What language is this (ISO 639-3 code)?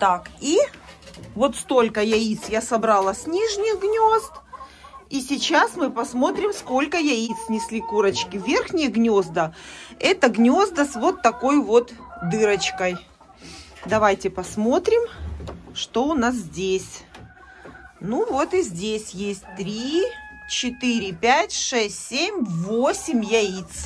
rus